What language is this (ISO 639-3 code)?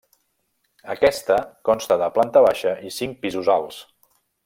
cat